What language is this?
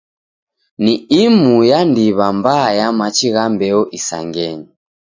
Taita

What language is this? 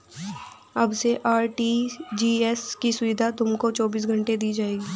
Hindi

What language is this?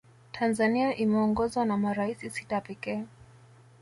Swahili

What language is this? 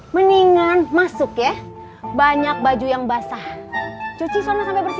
Indonesian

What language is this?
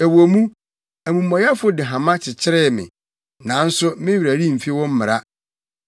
Akan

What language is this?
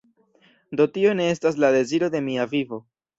Esperanto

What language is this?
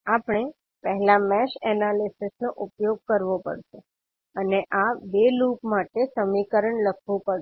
Gujarati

